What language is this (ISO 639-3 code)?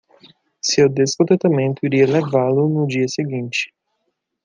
por